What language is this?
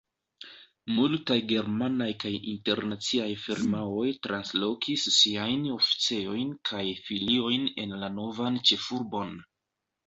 Esperanto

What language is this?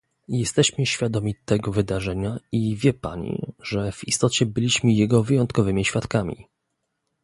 Polish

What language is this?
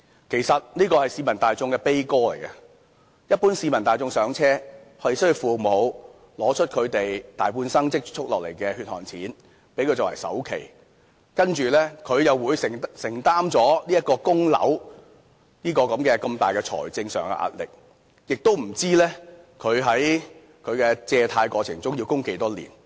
Cantonese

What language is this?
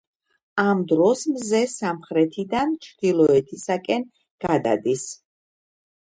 Georgian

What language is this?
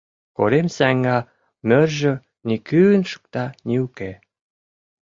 Mari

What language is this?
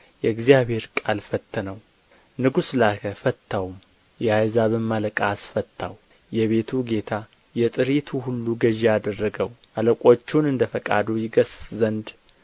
Amharic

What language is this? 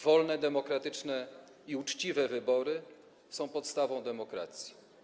Polish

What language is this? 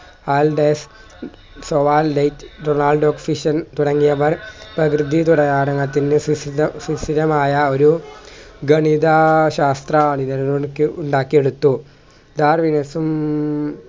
Malayalam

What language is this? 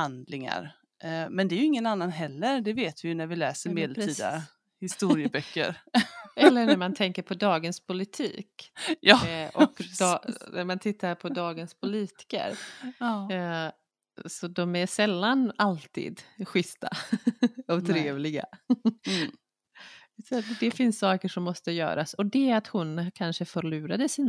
Swedish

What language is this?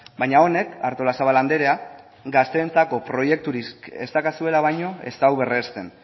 Basque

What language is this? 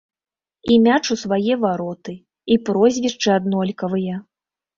Belarusian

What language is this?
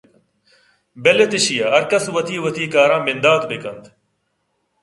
Eastern Balochi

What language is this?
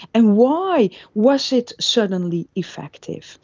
English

